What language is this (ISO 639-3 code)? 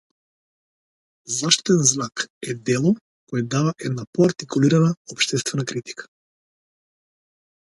mkd